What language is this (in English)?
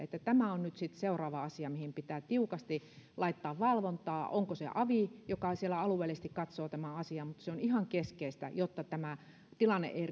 Finnish